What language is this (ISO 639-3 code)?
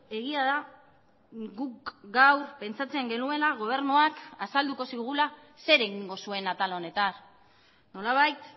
eus